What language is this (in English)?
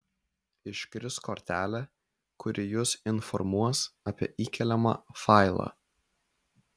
Lithuanian